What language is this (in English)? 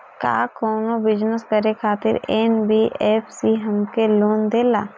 Bhojpuri